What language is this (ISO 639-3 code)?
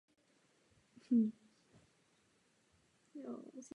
ces